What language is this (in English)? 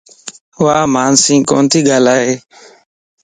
Lasi